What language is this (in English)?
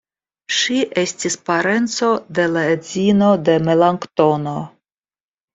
Esperanto